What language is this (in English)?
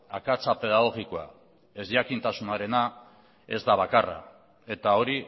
Basque